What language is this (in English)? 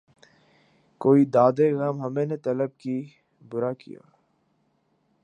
Urdu